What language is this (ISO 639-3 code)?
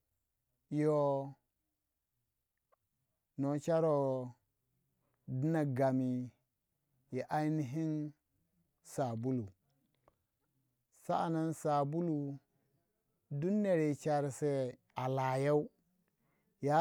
wja